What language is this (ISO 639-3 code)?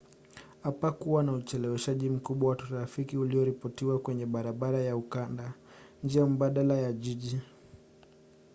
swa